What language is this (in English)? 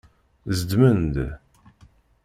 Kabyle